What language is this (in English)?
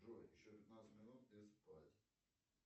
Russian